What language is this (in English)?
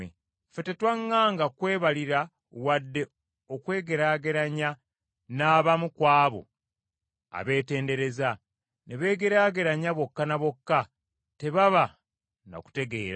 Ganda